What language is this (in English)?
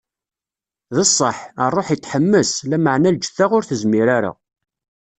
Kabyle